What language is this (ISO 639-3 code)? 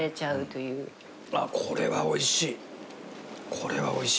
jpn